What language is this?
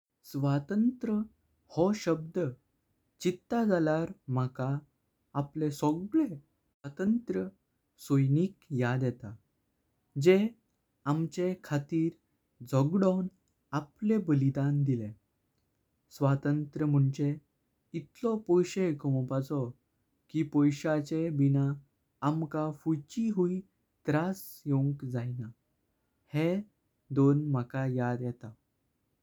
Konkani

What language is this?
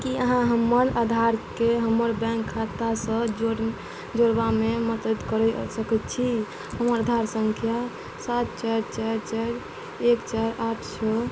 Maithili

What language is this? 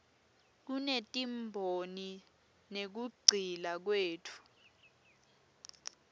Swati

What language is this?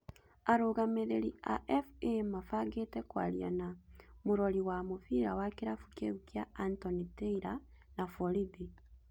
Kikuyu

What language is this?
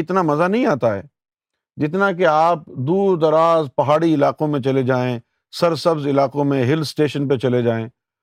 Urdu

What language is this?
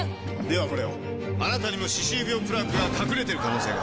Japanese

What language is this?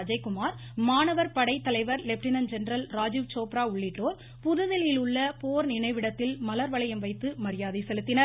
Tamil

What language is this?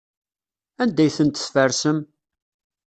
Kabyle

